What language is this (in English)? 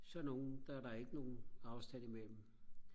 Danish